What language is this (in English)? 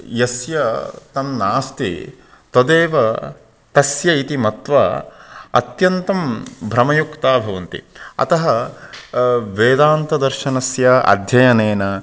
Sanskrit